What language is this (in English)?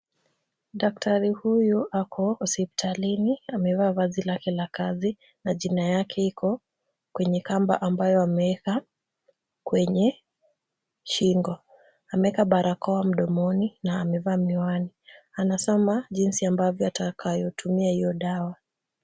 Swahili